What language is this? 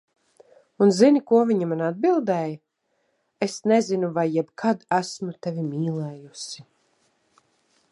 Latvian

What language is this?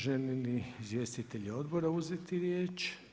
Croatian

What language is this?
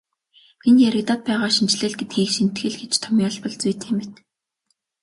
Mongolian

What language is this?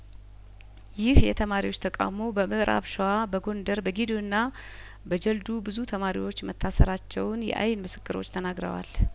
Amharic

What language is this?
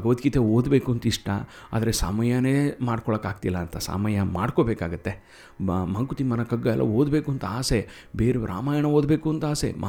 Kannada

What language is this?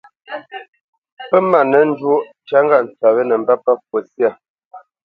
Bamenyam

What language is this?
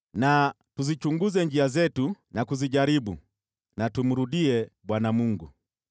Swahili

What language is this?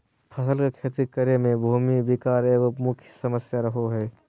Magahi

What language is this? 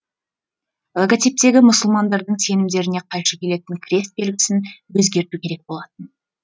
Kazakh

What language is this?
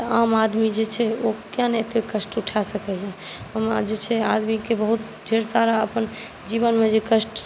Maithili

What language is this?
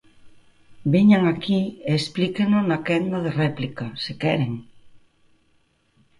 Galician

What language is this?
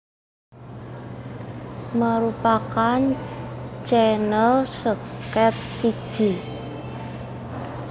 Javanese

